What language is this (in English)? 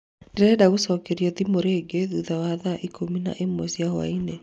Kikuyu